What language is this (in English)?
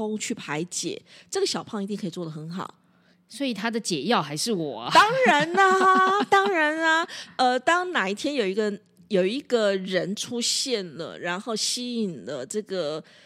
Chinese